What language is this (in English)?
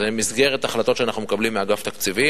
Hebrew